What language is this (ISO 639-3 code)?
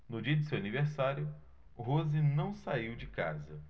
por